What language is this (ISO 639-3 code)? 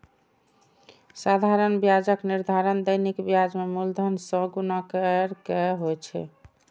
mai